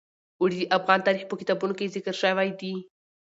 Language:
Pashto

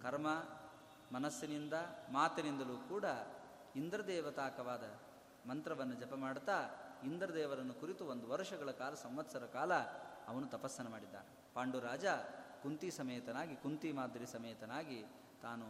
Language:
Kannada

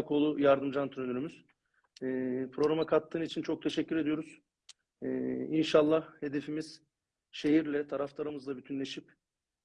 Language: Turkish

